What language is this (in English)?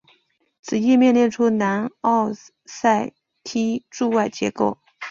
Chinese